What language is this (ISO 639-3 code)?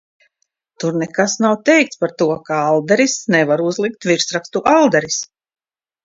lav